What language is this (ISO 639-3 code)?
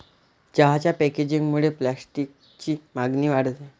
mar